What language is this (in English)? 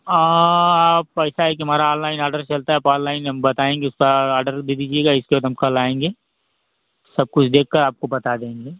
Hindi